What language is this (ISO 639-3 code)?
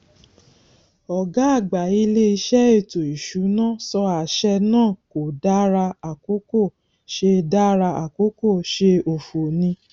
yor